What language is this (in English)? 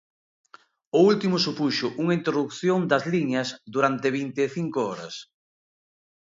Galician